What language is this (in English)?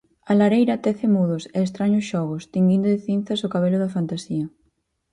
Galician